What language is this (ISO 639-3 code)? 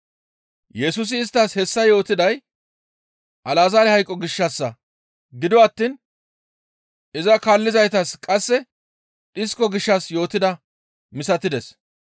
gmv